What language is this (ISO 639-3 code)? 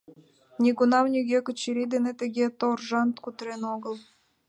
chm